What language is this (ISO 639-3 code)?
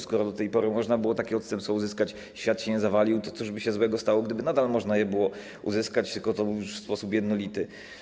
pol